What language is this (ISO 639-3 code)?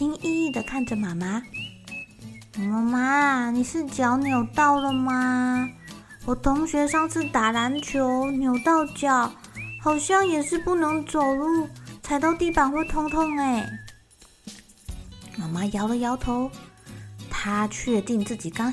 zho